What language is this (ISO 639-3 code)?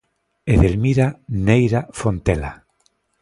glg